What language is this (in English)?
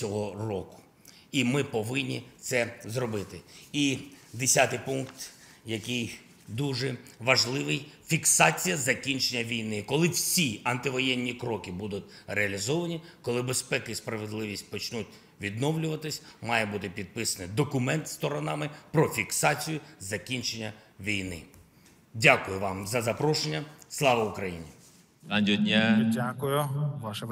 Ukrainian